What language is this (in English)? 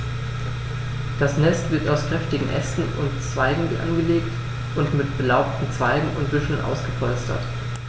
German